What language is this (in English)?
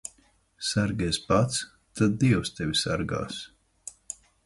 Latvian